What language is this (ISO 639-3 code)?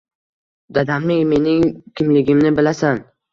uzb